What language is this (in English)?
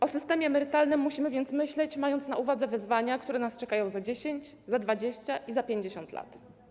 Polish